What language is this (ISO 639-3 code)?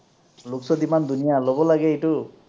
asm